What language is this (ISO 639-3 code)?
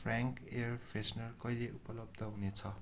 nep